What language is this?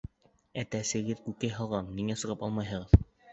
Bashkir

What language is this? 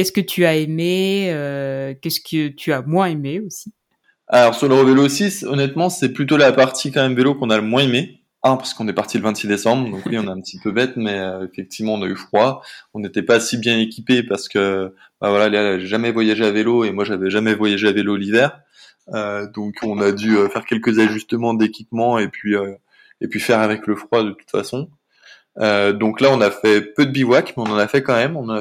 French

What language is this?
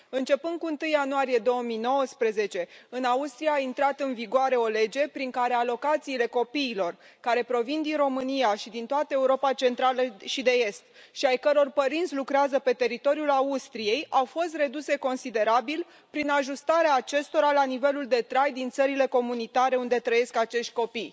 Romanian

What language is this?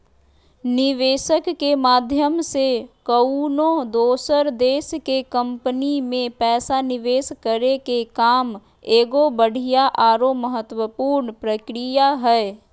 Magahi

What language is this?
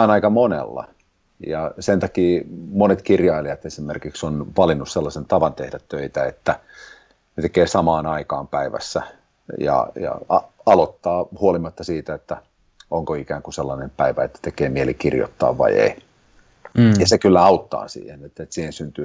Finnish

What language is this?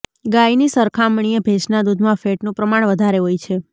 Gujarati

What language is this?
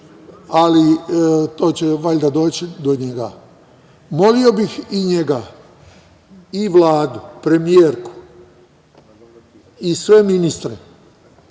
Serbian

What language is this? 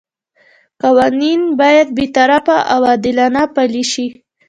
Pashto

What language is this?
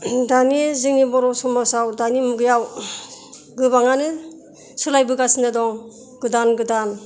Bodo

